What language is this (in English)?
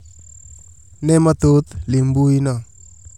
Luo (Kenya and Tanzania)